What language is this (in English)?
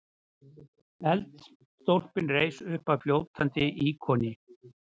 Icelandic